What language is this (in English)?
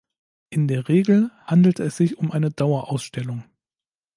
German